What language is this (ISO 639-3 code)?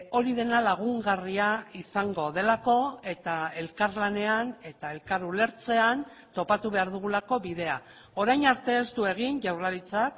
eus